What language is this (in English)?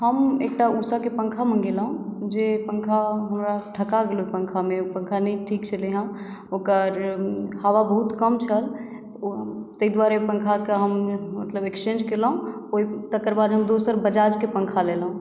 Maithili